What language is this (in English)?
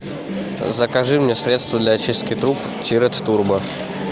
Russian